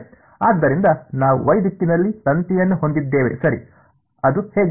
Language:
Kannada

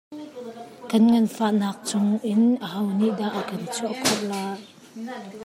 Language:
Hakha Chin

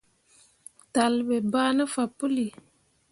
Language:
Mundang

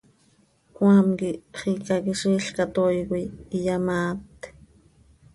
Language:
Seri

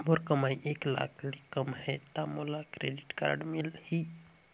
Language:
Chhattisgarhi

